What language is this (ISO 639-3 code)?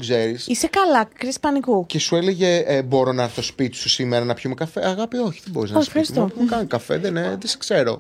ell